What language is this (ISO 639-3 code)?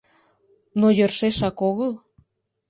chm